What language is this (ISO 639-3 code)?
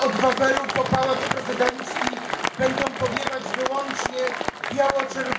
pol